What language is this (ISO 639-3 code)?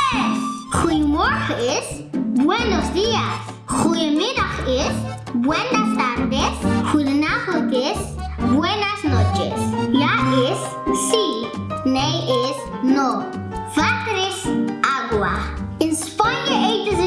nld